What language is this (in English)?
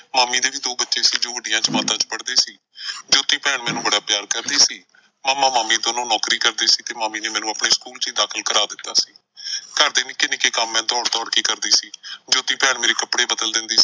Punjabi